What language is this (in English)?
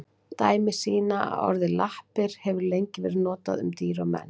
Icelandic